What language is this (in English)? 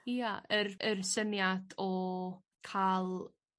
Welsh